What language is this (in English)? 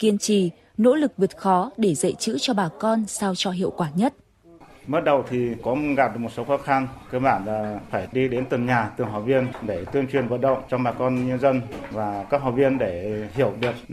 Vietnamese